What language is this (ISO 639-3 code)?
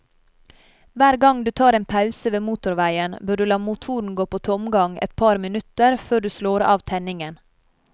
nor